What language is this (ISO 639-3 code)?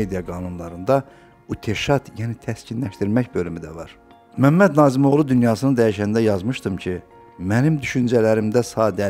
tur